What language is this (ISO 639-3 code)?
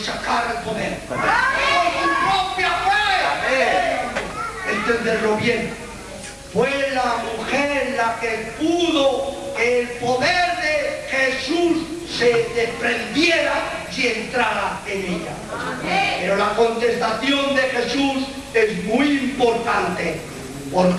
spa